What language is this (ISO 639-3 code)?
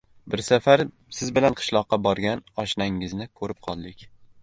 uzb